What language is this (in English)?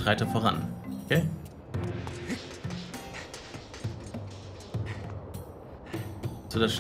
German